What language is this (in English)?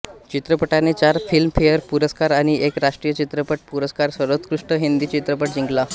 Marathi